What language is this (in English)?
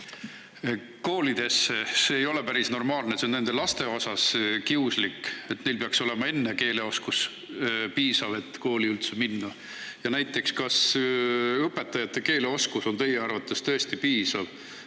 Estonian